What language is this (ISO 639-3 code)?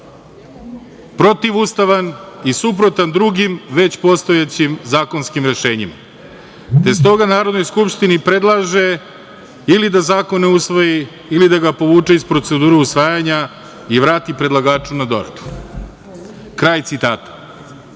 srp